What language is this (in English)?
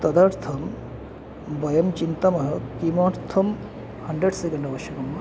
Sanskrit